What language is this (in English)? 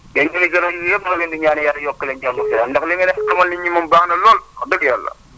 Wolof